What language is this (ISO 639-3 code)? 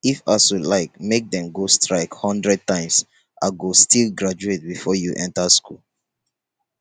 pcm